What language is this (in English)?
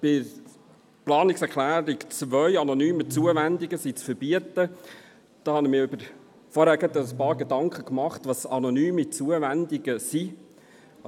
Swiss German